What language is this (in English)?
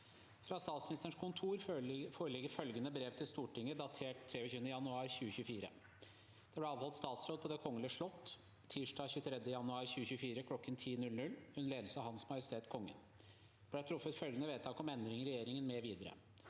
Norwegian